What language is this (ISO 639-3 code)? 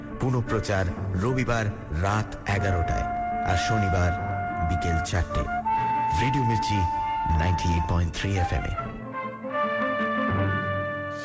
ben